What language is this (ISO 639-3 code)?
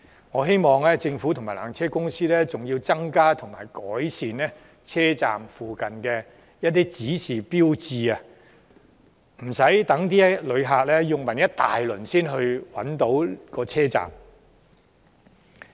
yue